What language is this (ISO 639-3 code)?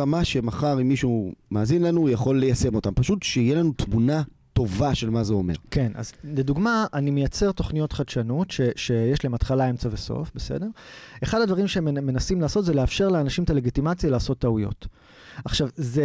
heb